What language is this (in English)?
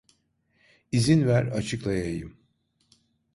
Turkish